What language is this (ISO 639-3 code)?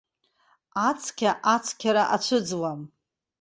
abk